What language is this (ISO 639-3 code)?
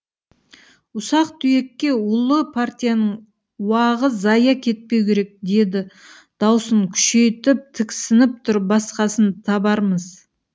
kaz